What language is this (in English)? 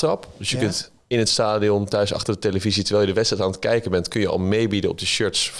Dutch